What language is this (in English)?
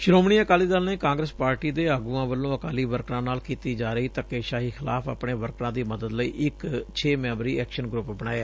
Punjabi